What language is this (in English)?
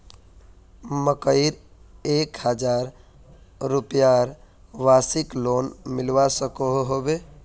Magahi